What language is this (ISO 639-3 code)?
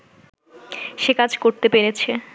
ben